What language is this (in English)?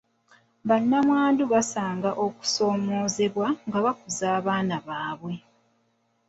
Ganda